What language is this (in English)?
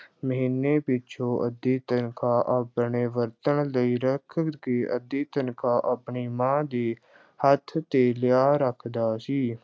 Punjabi